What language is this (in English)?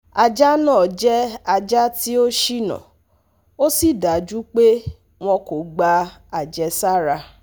Yoruba